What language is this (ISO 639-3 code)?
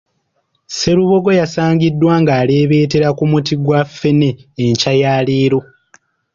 lug